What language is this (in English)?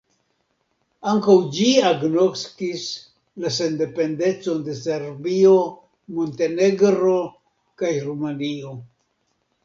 Esperanto